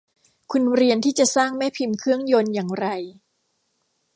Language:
Thai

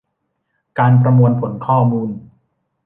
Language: Thai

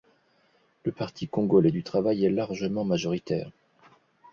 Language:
French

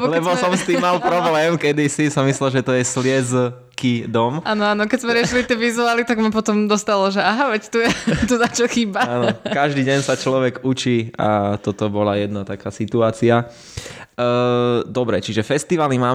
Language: Slovak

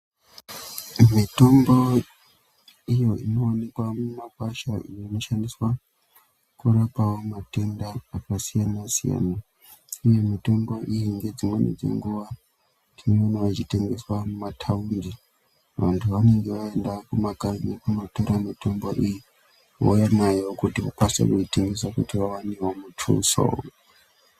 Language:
Ndau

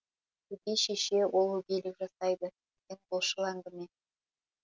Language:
Kazakh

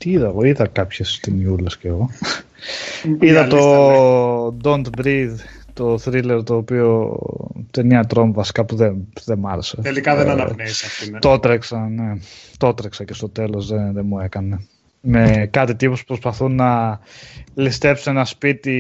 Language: Greek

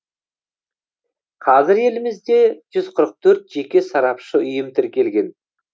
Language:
Kazakh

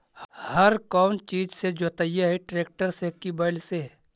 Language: Magahi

